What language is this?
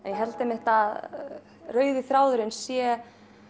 Icelandic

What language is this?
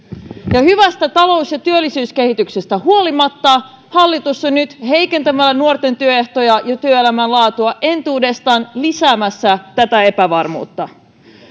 Finnish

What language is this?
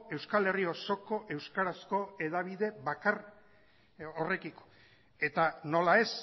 Basque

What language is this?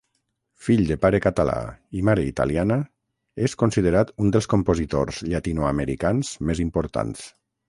Catalan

